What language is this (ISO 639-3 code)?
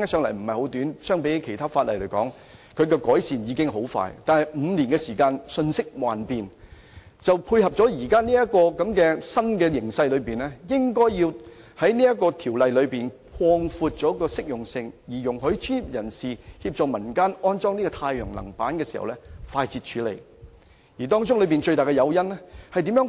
yue